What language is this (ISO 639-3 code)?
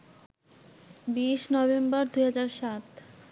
ben